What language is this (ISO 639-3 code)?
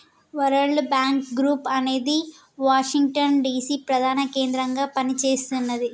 tel